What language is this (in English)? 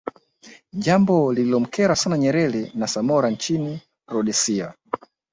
Swahili